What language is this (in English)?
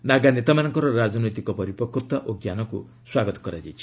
Odia